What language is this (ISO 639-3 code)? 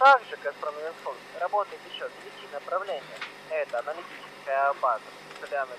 rus